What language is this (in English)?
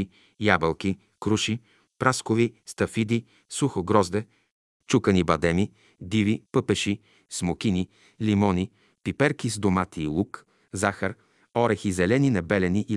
Bulgarian